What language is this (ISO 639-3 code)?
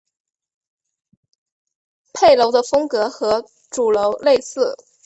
zho